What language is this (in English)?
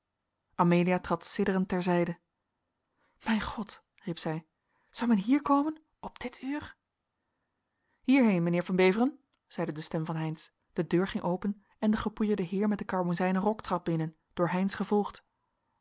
Dutch